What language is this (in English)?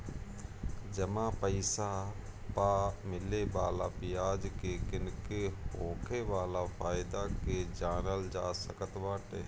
Bhojpuri